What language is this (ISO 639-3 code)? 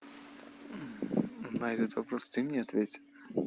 rus